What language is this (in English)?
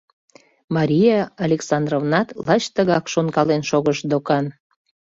Mari